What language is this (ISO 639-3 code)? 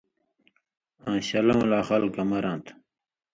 mvy